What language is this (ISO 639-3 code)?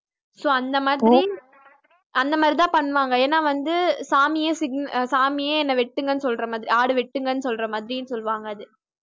tam